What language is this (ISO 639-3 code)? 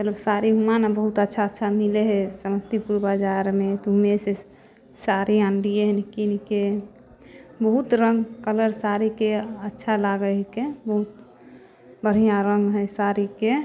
mai